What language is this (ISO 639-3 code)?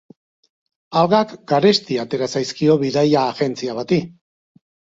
eus